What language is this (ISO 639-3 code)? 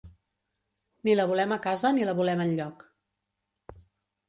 cat